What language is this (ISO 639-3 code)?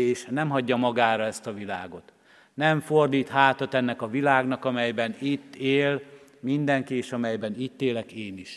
hun